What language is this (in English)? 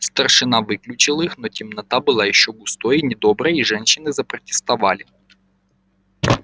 Russian